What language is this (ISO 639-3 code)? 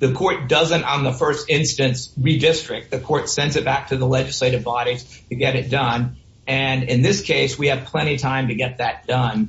eng